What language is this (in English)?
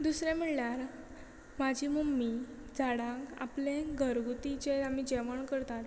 Konkani